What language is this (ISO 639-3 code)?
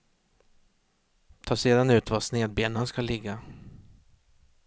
swe